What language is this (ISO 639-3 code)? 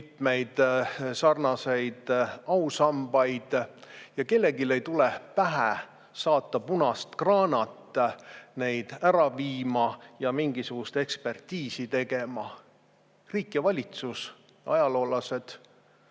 est